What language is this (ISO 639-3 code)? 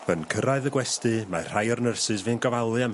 cym